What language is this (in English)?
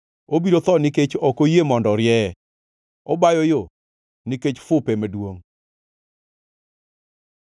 Luo (Kenya and Tanzania)